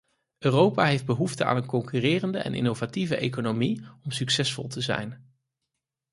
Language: Dutch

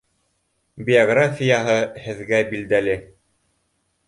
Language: Bashkir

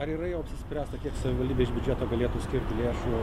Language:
Lithuanian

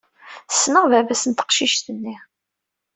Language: Kabyle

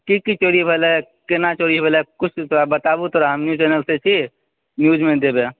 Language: Maithili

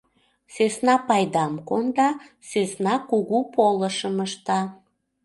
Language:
Mari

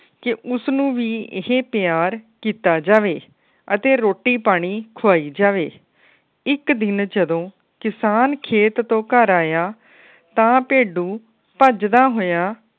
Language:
Punjabi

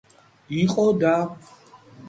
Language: Georgian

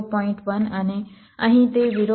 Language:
Gujarati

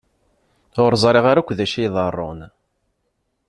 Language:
Kabyle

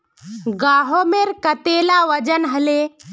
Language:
Magahi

